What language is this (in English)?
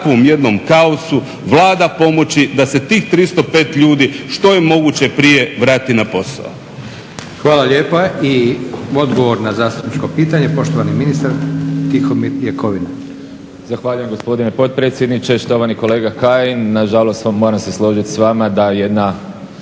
Croatian